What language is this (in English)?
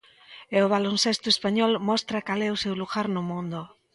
Galician